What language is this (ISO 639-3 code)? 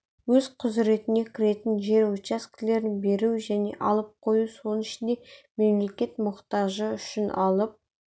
kaz